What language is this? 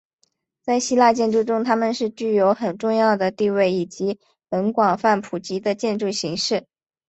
Chinese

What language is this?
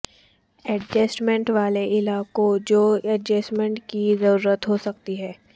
Urdu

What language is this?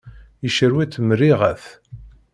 Kabyle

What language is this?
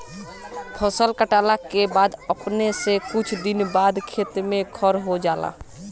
Bhojpuri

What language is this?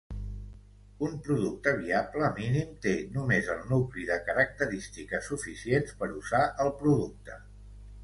Catalan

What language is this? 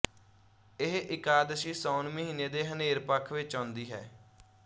Punjabi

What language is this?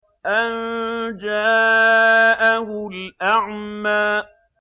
Arabic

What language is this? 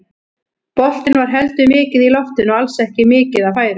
Icelandic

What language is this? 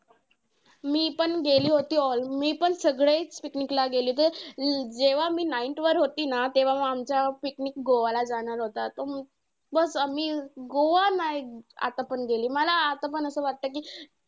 Marathi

